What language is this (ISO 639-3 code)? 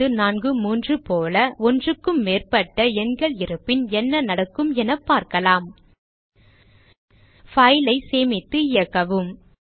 tam